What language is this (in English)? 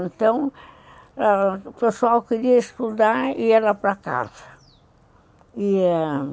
Portuguese